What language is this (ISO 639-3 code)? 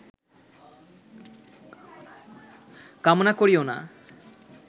ben